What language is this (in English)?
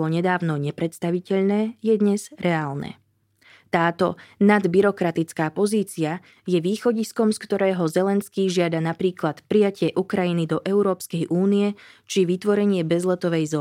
Slovak